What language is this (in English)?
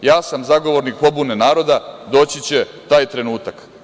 Serbian